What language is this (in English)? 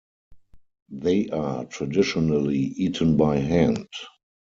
English